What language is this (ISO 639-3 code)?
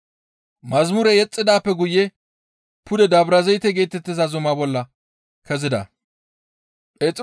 gmv